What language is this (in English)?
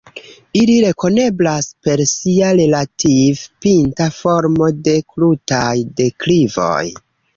Esperanto